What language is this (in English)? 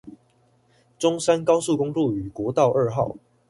Chinese